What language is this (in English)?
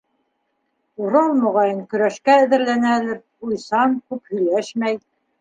Bashkir